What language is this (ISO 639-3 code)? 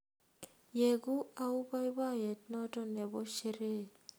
kln